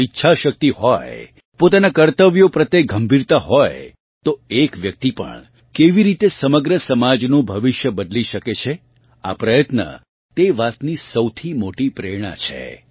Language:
Gujarati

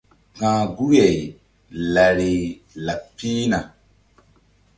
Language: Mbum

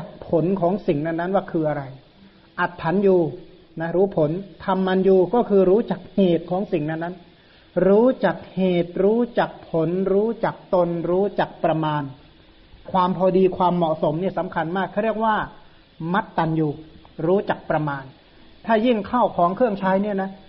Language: Thai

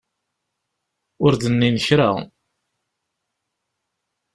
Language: Kabyle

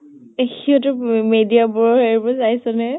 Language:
Assamese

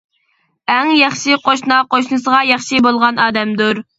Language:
Uyghur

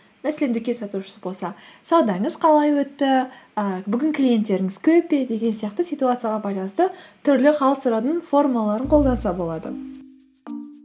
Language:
Kazakh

